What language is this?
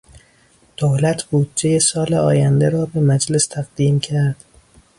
Persian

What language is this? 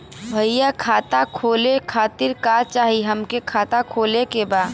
Bhojpuri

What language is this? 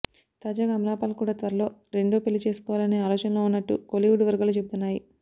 Telugu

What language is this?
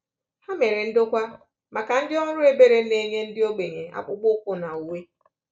Igbo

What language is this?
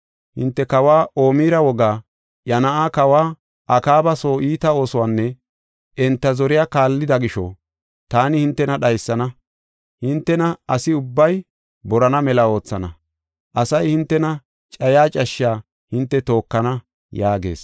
Gofa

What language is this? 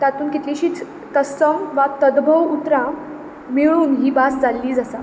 Konkani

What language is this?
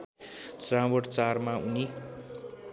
Nepali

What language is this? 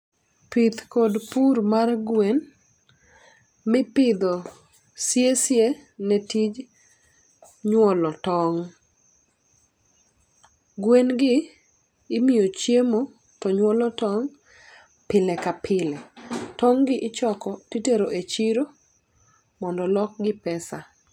Luo (Kenya and Tanzania)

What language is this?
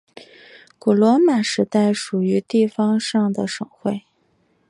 Chinese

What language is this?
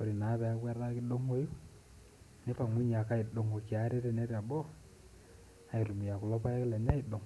Masai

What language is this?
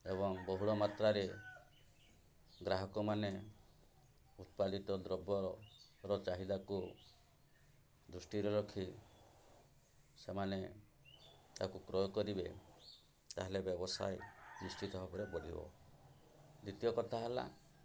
Odia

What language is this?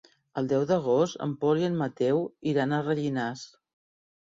Catalan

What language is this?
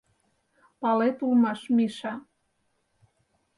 Mari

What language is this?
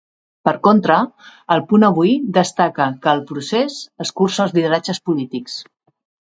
Catalan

